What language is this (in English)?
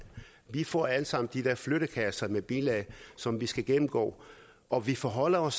Danish